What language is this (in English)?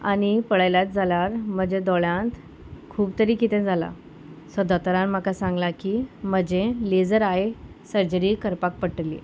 Konkani